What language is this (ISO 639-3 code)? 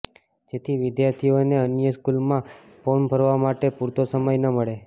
guj